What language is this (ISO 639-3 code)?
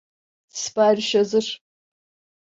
tur